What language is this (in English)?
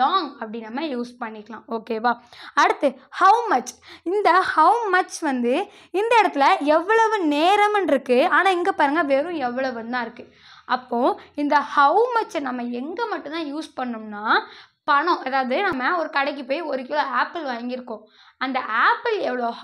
Tamil